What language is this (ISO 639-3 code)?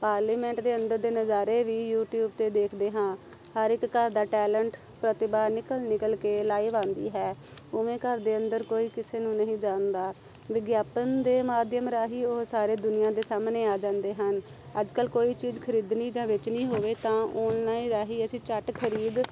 pan